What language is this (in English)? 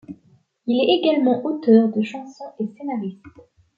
French